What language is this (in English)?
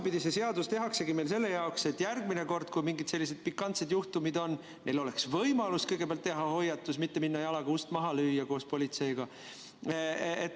Estonian